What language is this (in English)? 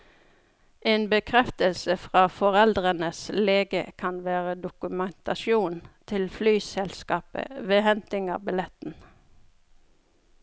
Norwegian